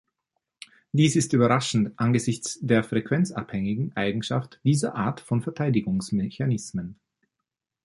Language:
German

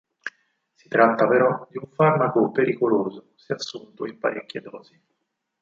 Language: Italian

